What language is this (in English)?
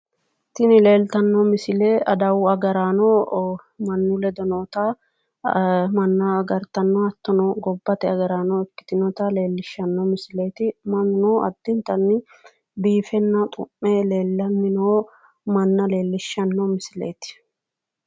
Sidamo